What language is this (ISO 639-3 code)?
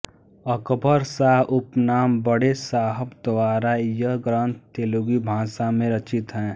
hin